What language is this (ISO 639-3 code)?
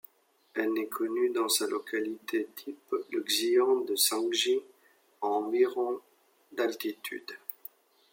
fra